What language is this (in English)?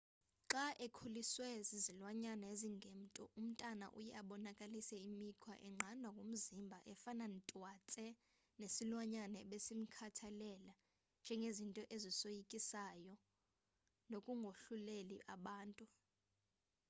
Xhosa